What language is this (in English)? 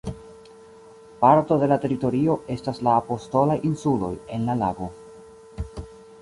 Esperanto